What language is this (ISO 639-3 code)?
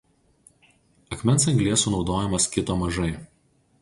lit